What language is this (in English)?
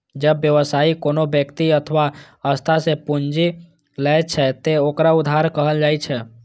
Maithili